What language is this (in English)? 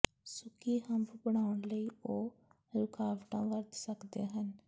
Punjabi